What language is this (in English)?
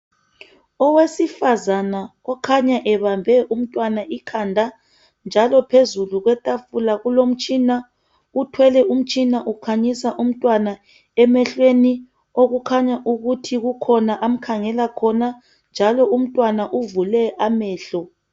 North Ndebele